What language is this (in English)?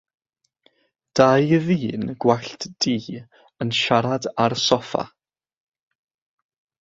Welsh